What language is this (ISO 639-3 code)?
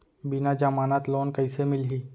hne